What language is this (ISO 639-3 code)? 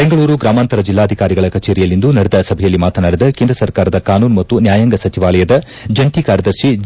kan